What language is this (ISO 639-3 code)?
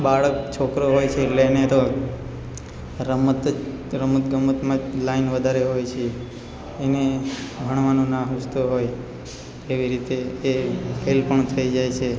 guj